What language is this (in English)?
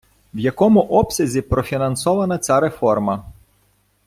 Ukrainian